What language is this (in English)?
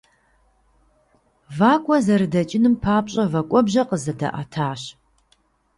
Kabardian